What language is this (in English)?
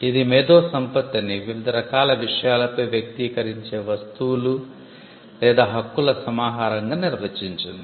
Telugu